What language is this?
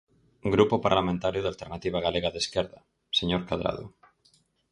Galician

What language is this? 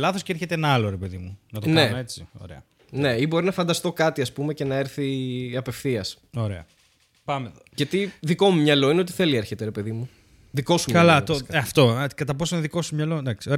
Greek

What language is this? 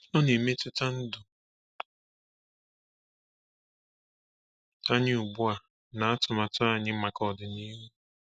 Igbo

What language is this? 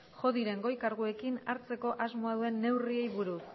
Basque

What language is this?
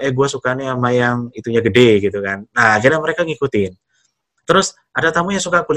Indonesian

